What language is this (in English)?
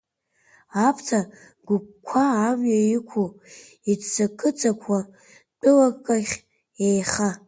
Abkhazian